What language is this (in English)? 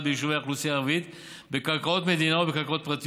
Hebrew